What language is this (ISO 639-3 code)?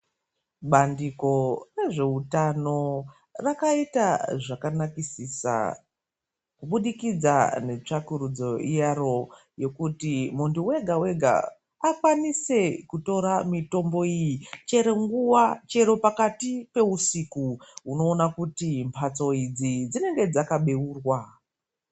ndc